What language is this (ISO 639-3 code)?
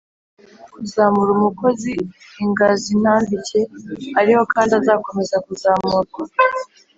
kin